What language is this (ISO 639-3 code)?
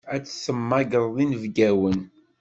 kab